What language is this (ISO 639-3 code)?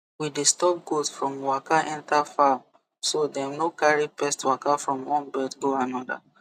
pcm